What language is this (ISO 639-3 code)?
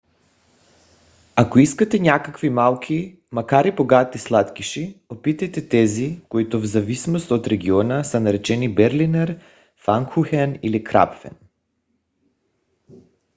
bul